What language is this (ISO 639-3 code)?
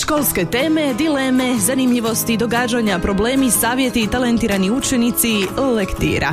hrv